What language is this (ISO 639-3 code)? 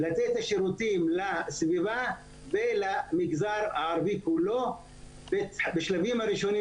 heb